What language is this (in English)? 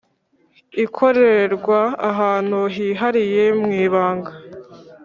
Kinyarwanda